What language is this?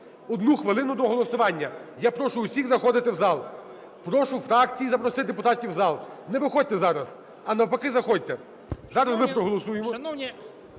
Ukrainian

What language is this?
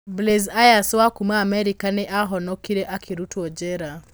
Kikuyu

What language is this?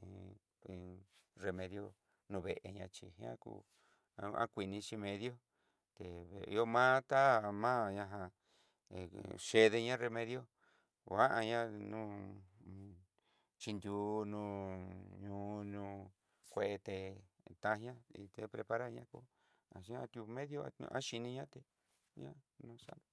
Southeastern Nochixtlán Mixtec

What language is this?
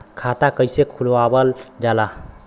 Bhojpuri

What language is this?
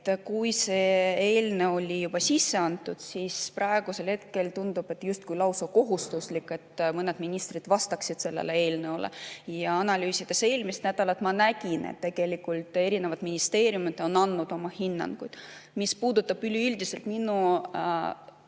Estonian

